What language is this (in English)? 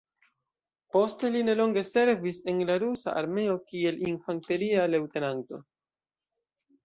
Esperanto